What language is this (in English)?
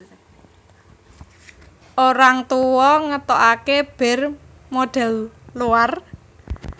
Javanese